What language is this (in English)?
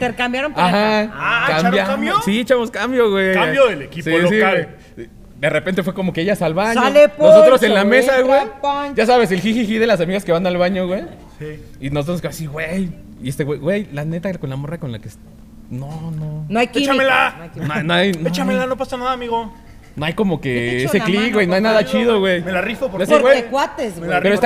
Spanish